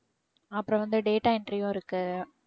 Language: Tamil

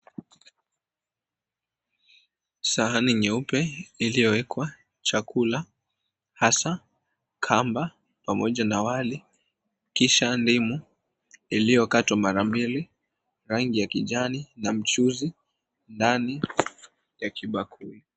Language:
Swahili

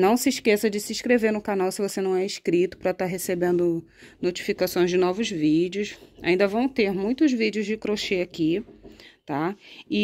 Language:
Portuguese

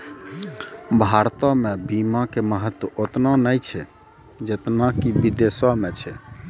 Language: Maithili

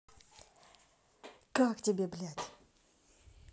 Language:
Russian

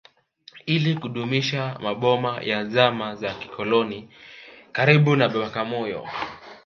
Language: Swahili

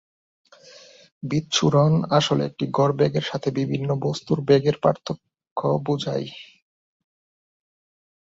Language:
Bangla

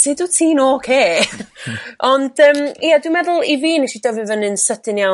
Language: Welsh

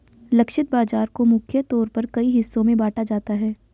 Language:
Hindi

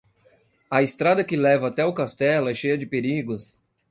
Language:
Portuguese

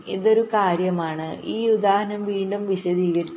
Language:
Malayalam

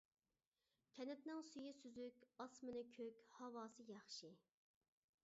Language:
Uyghur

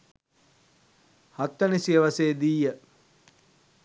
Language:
Sinhala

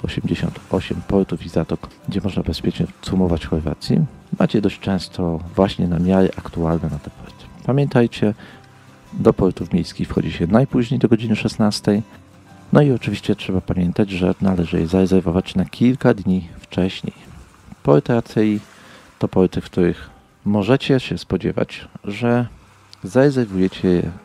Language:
Polish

